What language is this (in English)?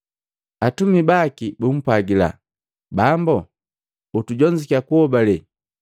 Matengo